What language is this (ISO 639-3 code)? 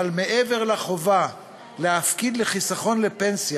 heb